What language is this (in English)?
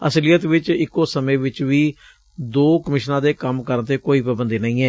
Punjabi